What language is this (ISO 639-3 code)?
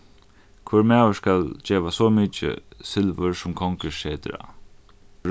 fao